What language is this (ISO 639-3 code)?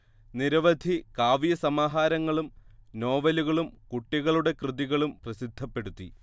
mal